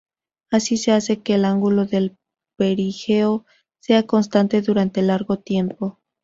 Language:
Spanish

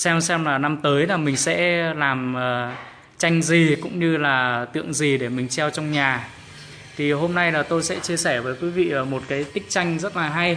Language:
Vietnamese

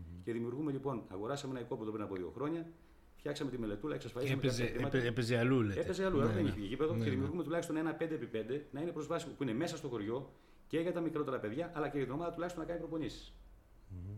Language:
Greek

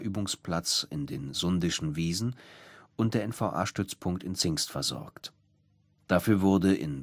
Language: German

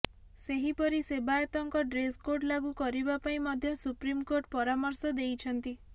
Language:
Odia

